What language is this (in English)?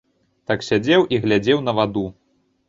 Belarusian